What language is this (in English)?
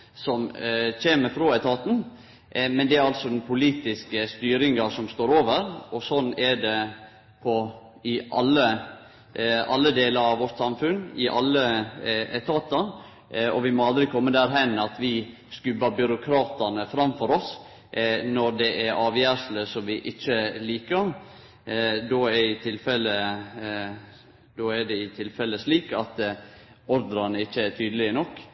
Norwegian Nynorsk